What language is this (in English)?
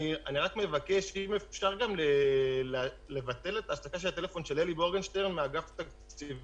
Hebrew